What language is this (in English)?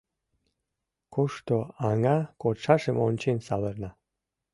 Mari